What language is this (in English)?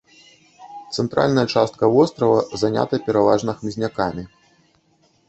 Belarusian